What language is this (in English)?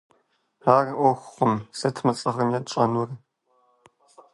Kabardian